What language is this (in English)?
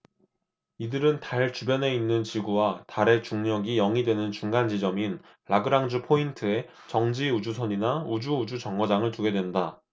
Korean